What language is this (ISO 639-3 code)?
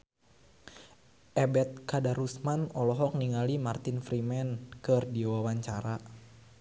sun